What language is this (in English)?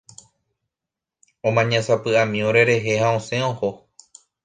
Guarani